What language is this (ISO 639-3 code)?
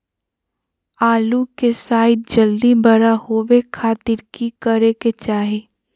mag